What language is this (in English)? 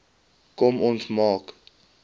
Afrikaans